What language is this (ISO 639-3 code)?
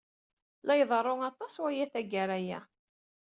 kab